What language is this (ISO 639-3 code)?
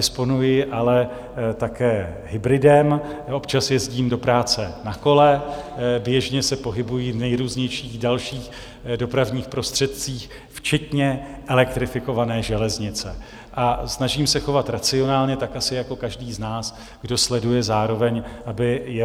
ces